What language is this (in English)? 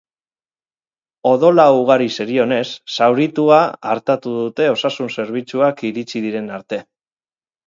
Basque